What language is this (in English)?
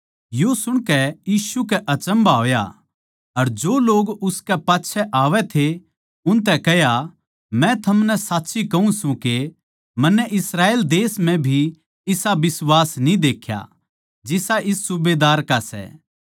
Haryanvi